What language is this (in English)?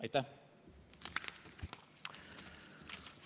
Estonian